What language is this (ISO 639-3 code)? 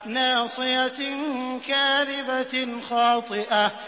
ara